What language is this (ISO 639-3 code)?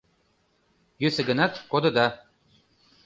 chm